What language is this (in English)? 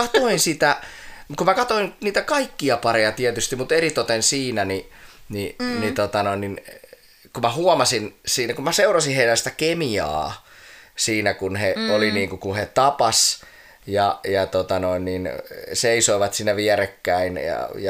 Finnish